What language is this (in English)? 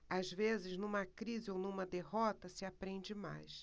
Portuguese